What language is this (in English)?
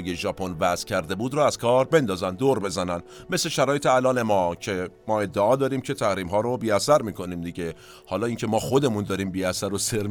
Persian